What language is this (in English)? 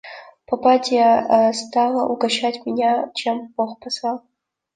Russian